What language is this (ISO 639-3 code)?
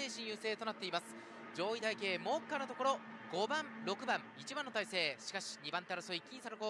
jpn